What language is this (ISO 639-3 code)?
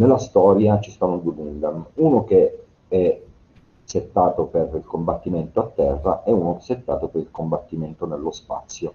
ita